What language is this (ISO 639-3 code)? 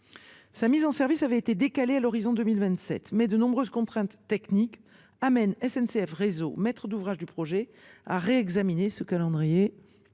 fra